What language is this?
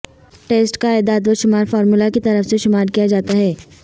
Urdu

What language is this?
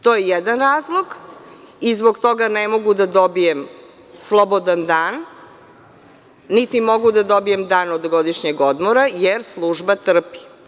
Serbian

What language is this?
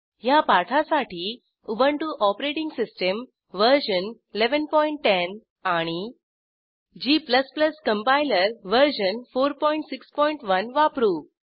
Marathi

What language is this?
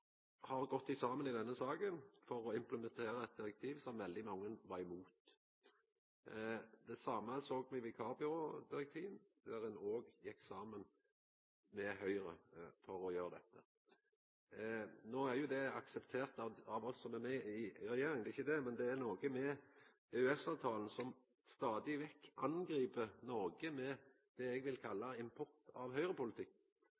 Norwegian Nynorsk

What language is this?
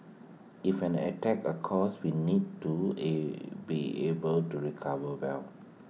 English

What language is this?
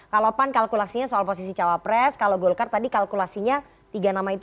Indonesian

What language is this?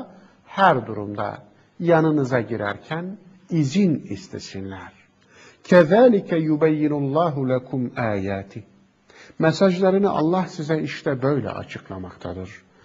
Turkish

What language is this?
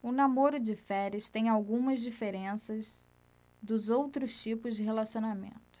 Portuguese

